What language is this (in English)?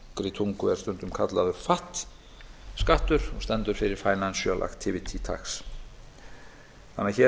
Icelandic